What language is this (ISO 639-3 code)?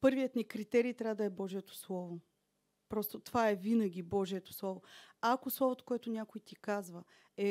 bul